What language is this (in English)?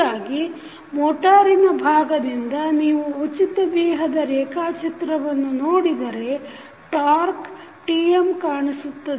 Kannada